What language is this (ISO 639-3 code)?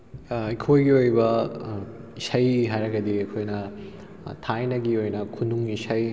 mni